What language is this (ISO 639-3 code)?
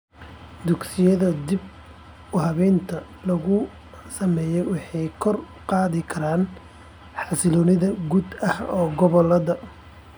som